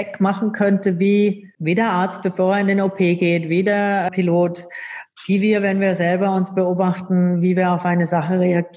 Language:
German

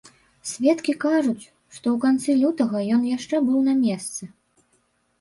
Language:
Belarusian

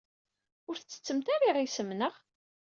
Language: Kabyle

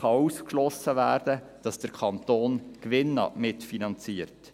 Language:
Swiss German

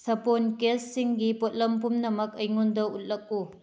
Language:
Manipuri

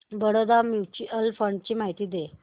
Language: Marathi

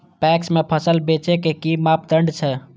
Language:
Maithili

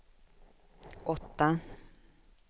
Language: Swedish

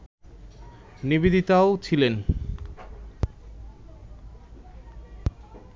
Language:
Bangla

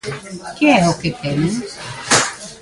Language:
Galician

